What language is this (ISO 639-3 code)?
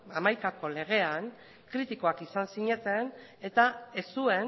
eus